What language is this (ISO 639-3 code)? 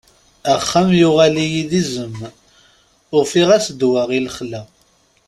kab